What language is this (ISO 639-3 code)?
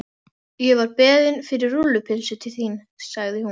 isl